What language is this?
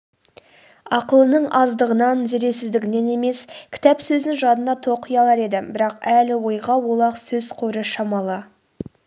Kazakh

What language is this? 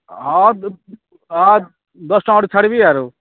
Odia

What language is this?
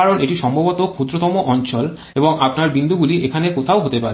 Bangla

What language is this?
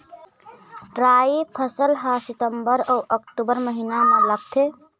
Chhattisgarhi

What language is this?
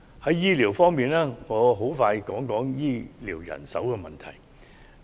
Cantonese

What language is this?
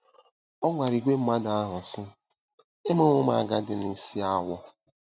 Igbo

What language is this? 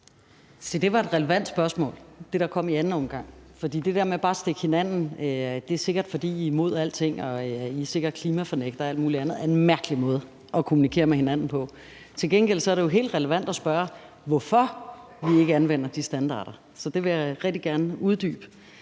Danish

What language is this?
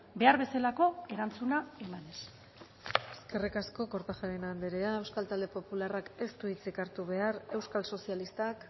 Basque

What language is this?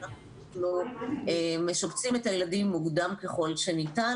Hebrew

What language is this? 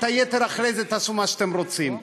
Hebrew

